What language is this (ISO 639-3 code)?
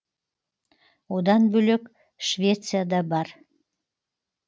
kaz